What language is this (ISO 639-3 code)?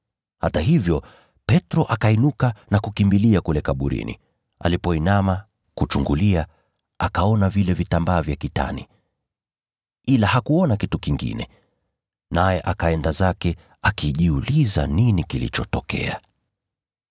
swa